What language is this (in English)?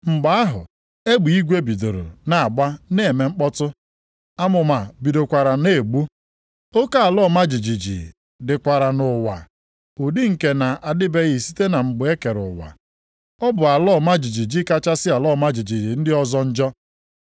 Igbo